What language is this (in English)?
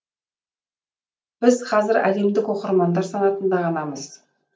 Kazakh